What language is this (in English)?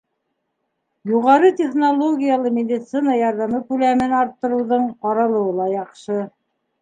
Bashkir